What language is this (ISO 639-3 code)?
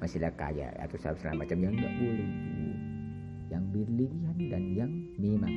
msa